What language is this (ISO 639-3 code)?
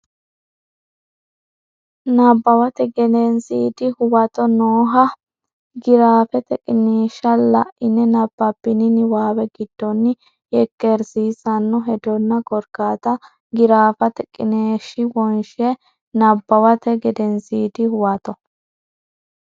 sid